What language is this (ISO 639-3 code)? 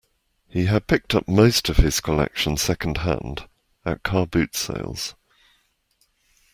eng